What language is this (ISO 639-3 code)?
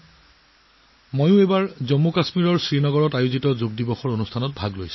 asm